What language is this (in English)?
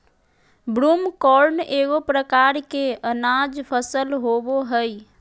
Magahi